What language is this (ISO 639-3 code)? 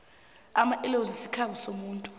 nbl